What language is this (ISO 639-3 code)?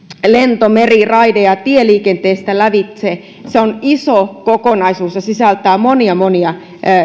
fin